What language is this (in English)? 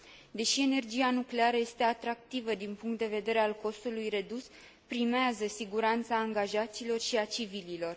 Romanian